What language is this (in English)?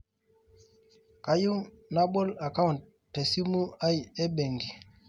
Masai